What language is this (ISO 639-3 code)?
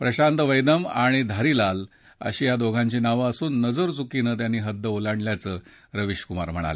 mar